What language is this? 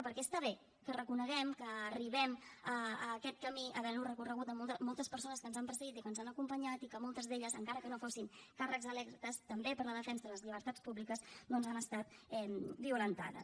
Catalan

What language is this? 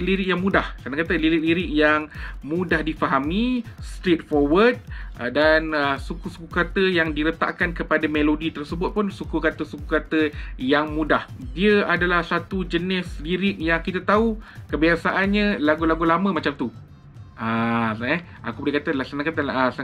Malay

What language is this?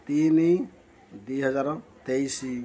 Odia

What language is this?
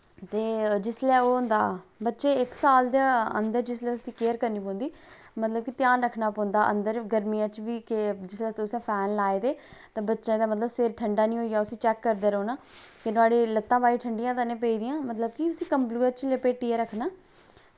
Dogri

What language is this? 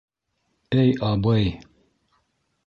Bashkir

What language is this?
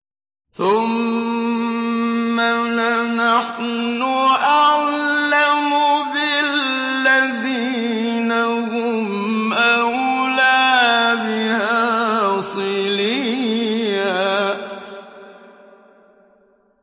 Arabic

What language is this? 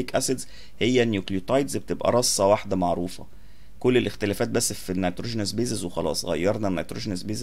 Arabic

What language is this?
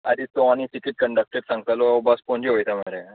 Konkani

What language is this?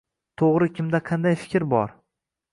Uzbek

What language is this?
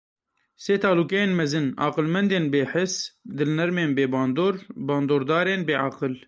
Kurdish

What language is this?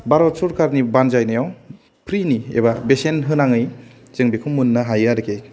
Bodo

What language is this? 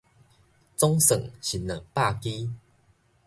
Min Nan Chinese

